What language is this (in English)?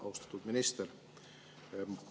Estonian